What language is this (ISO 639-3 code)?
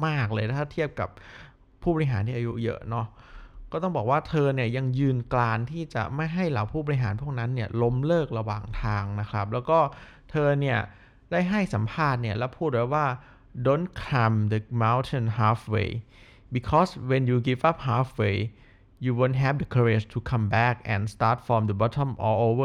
tha